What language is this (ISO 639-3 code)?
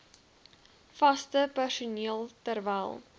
afr